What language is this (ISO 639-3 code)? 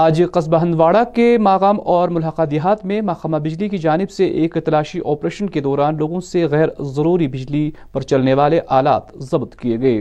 urd